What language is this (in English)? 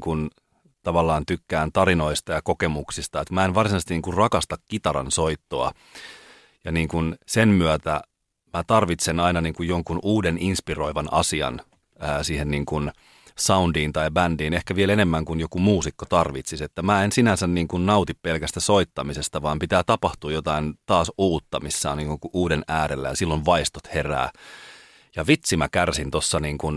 Finnish